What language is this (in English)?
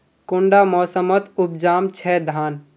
Magahi